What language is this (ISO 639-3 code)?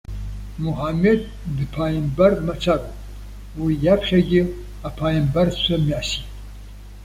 abk